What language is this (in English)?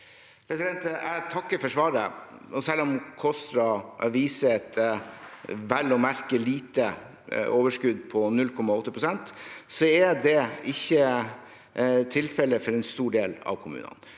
Norwegian